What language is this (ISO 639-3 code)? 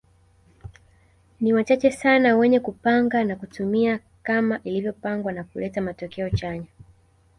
swa